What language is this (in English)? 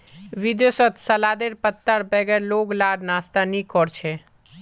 Magahi